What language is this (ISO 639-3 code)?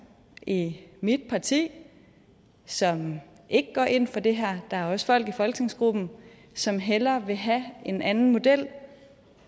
dan